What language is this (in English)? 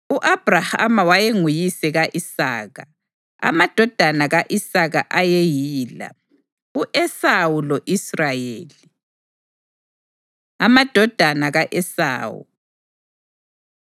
North Ndebele